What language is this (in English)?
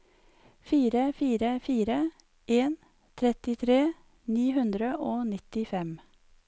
Norwegian